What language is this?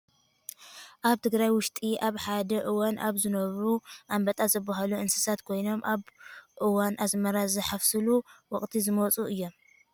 Tigrinya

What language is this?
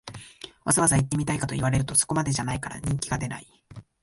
Japanese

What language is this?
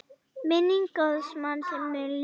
Icelandic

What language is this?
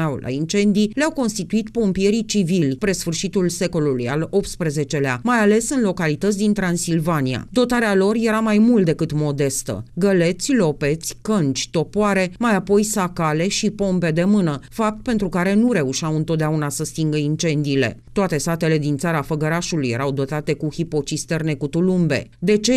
Romanian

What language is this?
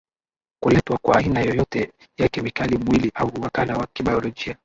Swahili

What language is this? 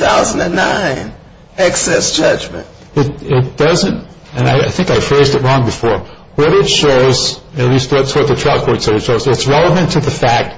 English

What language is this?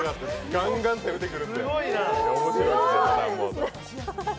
Japanese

